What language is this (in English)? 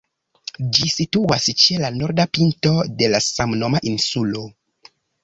Esperanto